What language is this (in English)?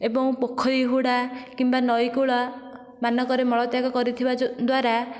Odia